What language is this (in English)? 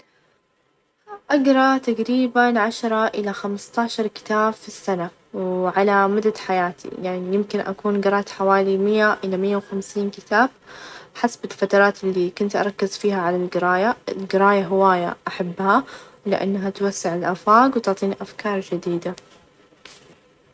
Najdi Arabic